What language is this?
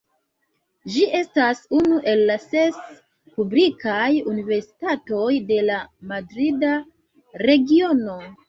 Esperanto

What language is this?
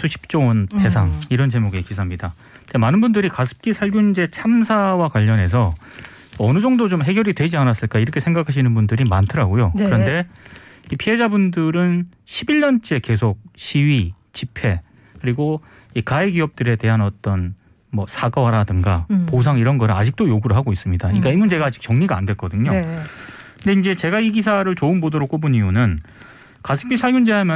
Korean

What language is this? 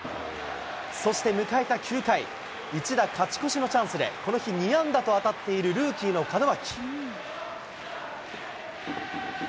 Japanese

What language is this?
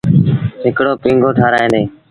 Sindhi Bhil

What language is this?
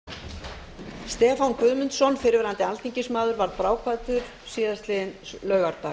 Icelandic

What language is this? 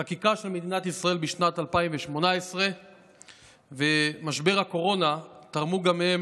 Hebrew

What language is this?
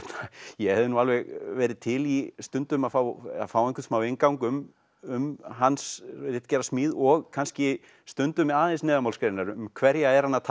Icelandic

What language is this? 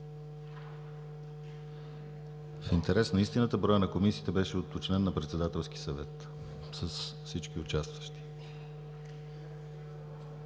Bulgarian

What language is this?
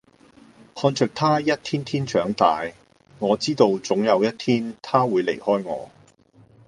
Cantonese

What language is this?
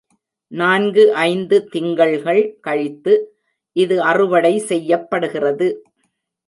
Tamil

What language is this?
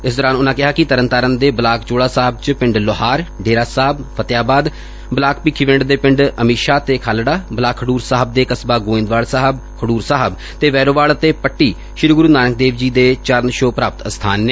Punjabi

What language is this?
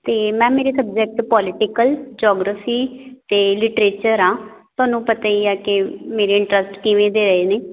Punjabi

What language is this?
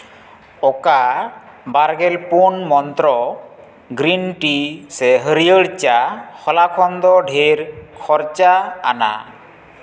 Santali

